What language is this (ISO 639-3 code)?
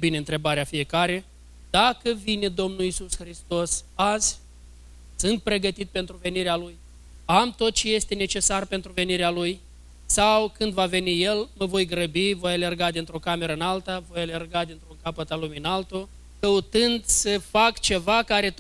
ron